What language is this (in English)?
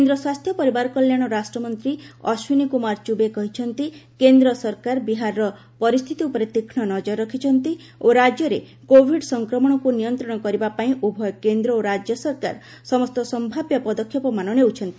Odia